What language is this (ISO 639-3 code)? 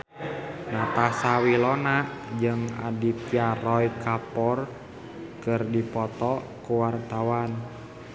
sun